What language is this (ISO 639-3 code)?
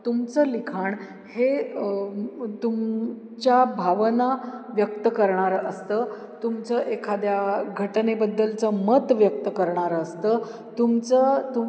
mar